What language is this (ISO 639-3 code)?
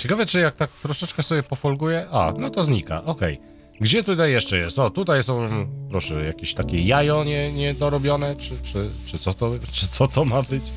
pol